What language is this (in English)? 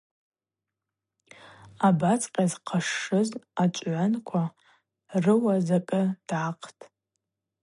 Abaza